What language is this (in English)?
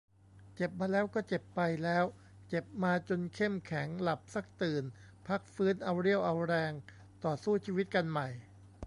Thai